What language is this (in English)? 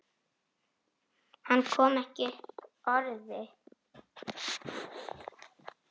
Icelandic